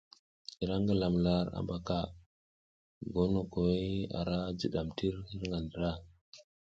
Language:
South Giziga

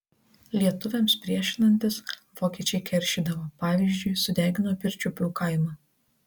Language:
Lithuanian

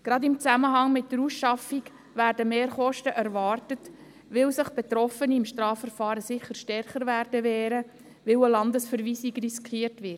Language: Swiss German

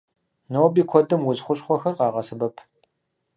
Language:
Kabardian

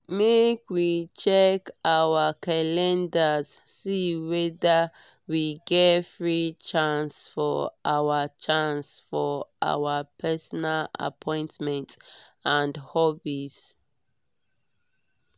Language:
Nigerian Pidgin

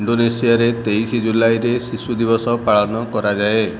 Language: Odia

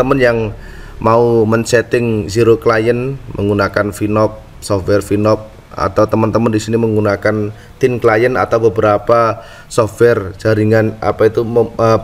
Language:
Indonesian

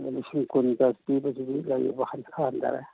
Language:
Manipuri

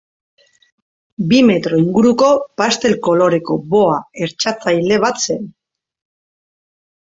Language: Basque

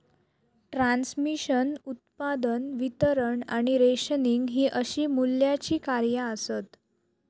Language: Marathi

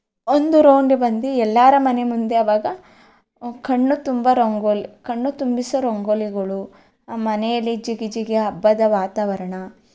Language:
Kannada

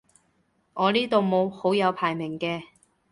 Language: Cantonese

